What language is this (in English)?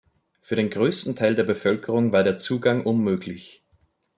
German